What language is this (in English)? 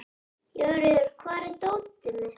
Icelandic